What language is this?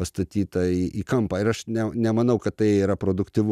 Lithuanian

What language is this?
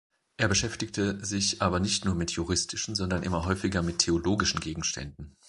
German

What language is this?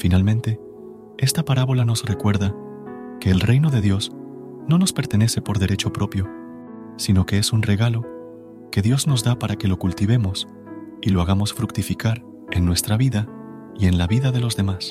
Spanish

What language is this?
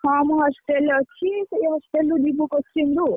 Odia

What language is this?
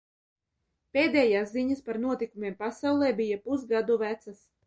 Latvian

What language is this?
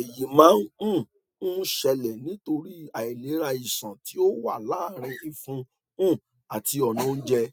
Yoruba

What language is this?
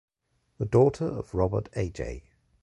English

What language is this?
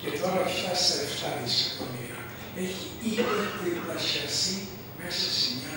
Greek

